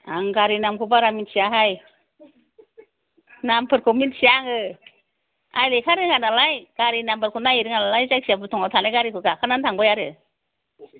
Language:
Bodo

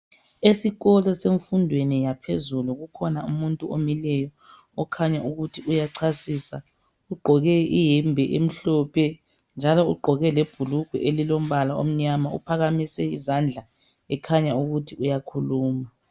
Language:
North Ndebele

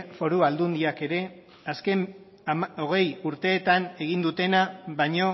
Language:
Basque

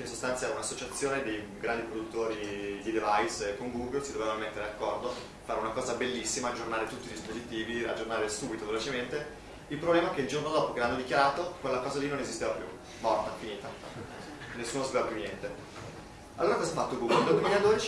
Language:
Italian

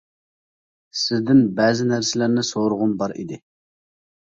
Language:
Uyghur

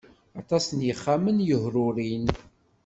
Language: Kabyle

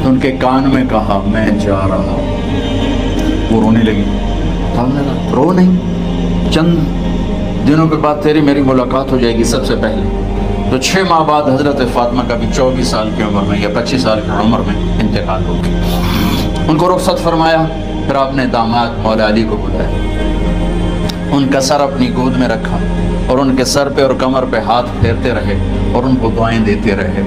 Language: Hindi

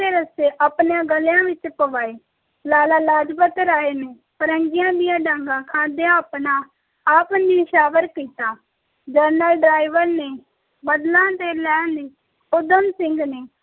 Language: Punjabi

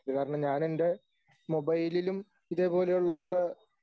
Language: Malayalam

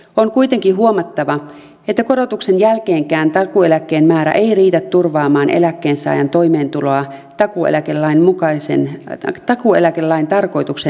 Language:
Finnish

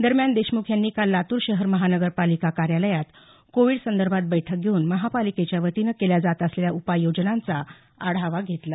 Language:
Marathi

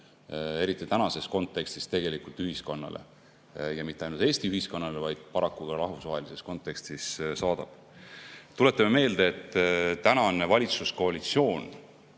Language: Estonian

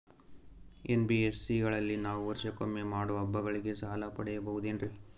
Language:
Kannada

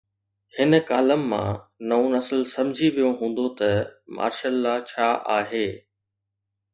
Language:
Sindhi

